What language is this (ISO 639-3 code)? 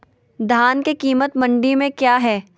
mag